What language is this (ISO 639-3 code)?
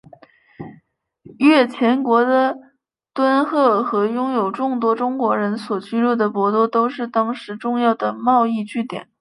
zho